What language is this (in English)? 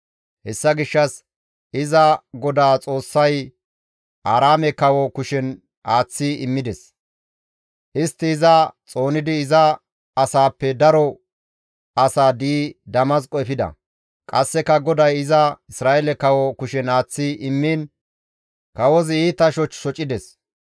Gamo